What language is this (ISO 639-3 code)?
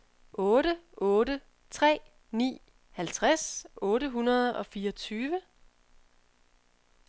dan